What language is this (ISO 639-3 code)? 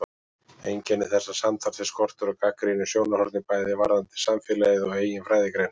isl